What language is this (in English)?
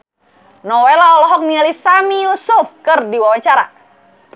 Sundanese